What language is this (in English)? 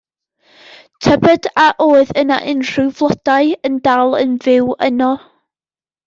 Welsh